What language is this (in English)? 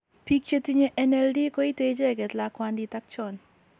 Kalenjin